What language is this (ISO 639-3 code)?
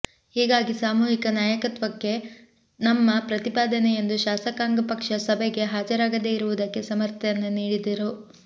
kan